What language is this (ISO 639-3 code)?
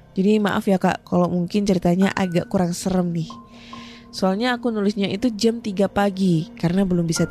ind